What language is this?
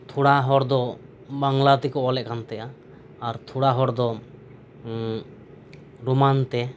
Santali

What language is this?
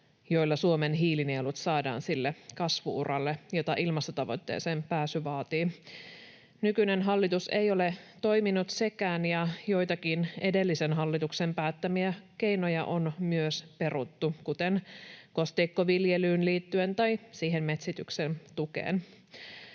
Finnish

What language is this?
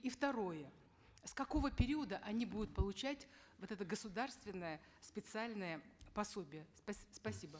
Kazakh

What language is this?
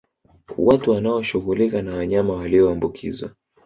Swahili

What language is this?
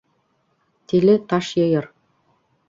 Bashkir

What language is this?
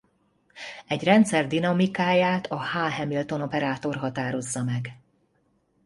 Hungarian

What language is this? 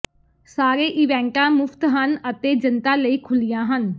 Punjabi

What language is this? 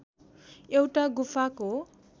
Nepali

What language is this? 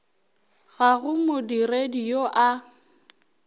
Northern Sotho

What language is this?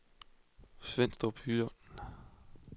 Danish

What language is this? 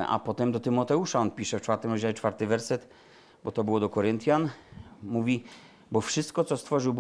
Polish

